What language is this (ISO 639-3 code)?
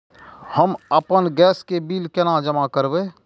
mai